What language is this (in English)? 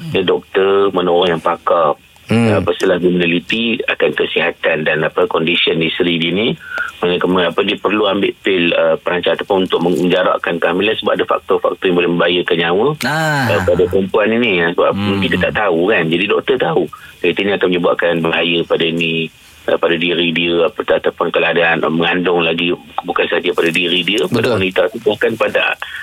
Malay